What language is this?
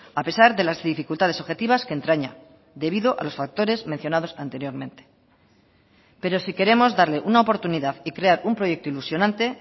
Spanish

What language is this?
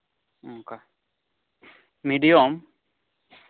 Santali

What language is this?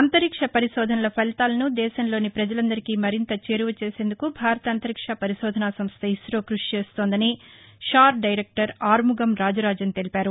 Telugu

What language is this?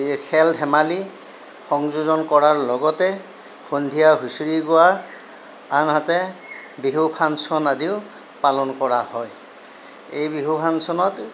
Assamese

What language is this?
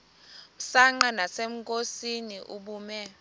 Xhosa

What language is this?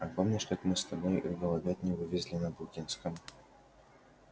Russian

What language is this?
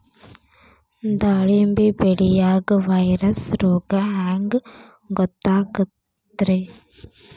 Kannada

